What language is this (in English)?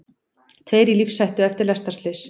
Icelandic